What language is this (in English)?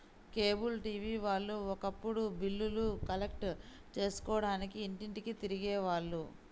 Telugu